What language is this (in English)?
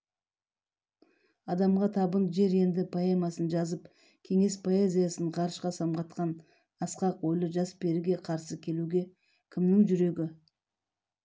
Kazakh